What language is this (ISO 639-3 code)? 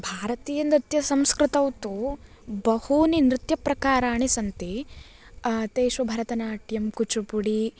san